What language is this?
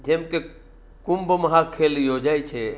Gujarati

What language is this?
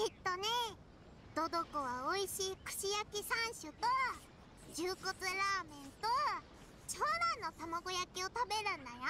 Japanese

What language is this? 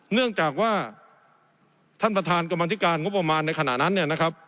Thai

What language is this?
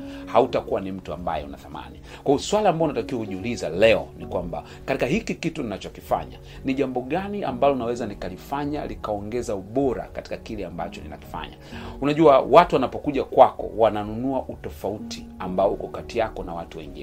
Swahili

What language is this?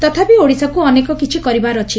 Odia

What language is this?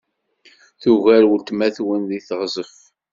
Kabyle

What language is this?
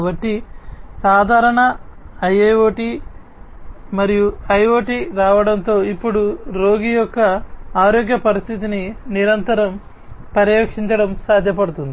Telugu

